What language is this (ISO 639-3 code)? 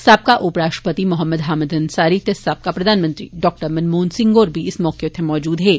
doi